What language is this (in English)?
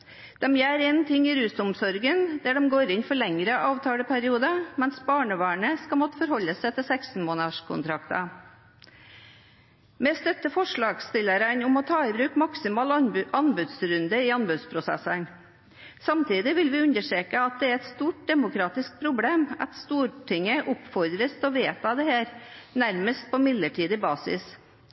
Norwegian Bokmål